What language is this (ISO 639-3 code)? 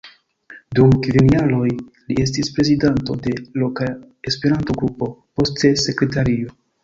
epo